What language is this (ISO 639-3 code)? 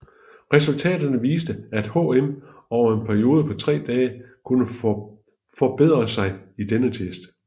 dan